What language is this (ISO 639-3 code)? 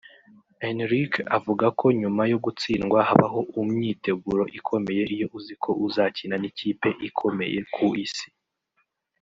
kin